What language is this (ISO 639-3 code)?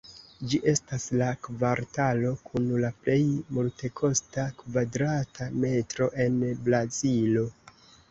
epo